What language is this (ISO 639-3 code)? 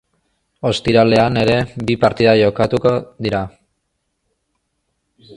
eus